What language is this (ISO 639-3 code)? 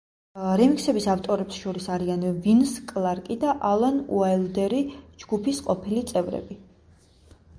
kat